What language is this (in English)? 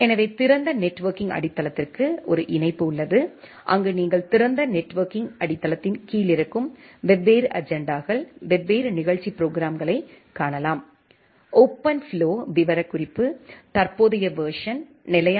Tamil